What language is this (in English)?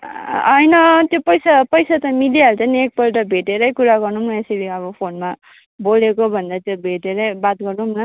Nepali